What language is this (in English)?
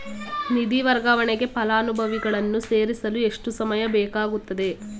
Kannada